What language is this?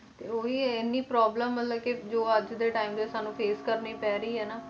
Punjabi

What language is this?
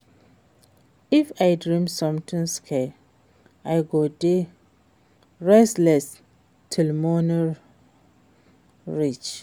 Nigerian Pidgin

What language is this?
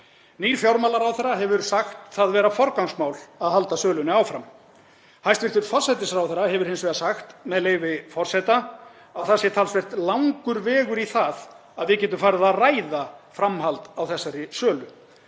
Icelandic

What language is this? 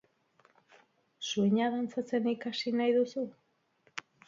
Basque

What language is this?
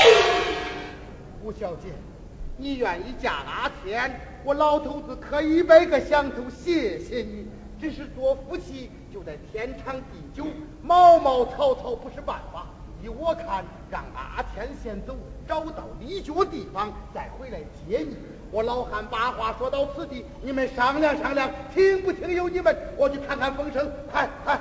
Chinese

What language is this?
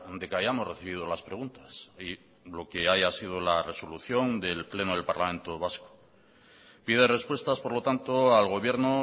Spanish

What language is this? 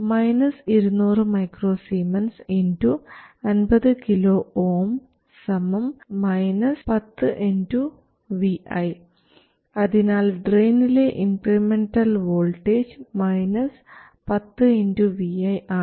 Malayalam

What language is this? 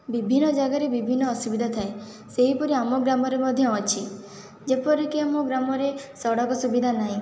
Odia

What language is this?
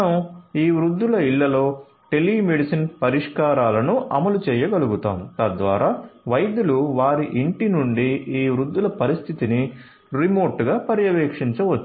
Telugu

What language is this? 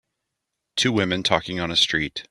English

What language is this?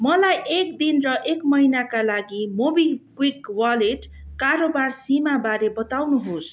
Nepali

